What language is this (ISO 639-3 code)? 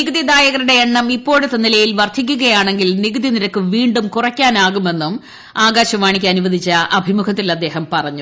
mal